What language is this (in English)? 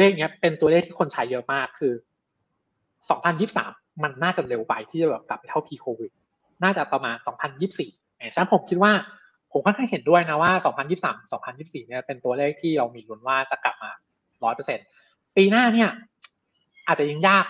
Thai